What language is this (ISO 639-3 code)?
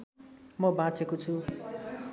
nep